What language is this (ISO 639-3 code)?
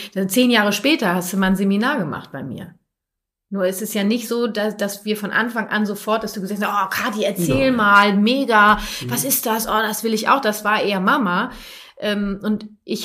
deu